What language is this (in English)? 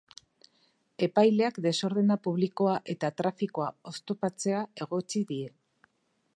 Basque